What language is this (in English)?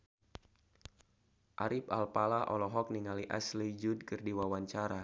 Sundanese